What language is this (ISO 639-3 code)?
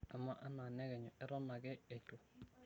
mas